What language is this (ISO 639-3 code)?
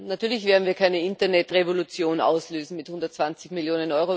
deu